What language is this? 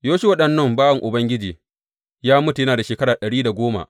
Hausa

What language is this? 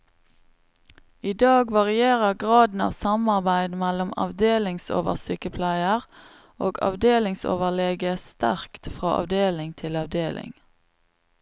Norwegian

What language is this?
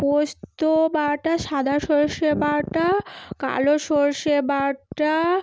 Bangla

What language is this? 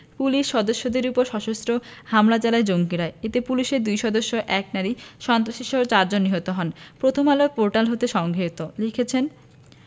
Bangla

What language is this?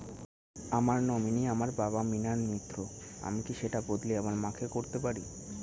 Bangla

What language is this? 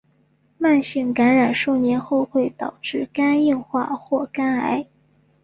Chinese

